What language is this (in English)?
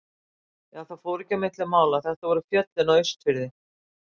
Icelandic